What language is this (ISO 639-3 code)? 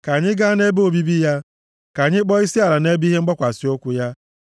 ibo